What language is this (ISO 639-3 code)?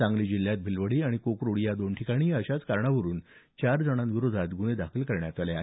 mar